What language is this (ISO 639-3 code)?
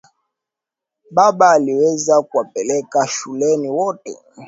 swa